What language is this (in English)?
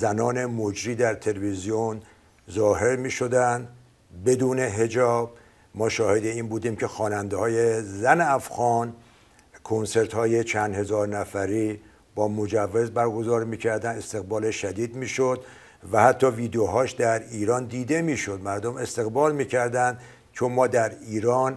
Persian